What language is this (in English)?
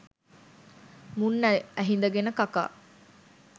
Sinhala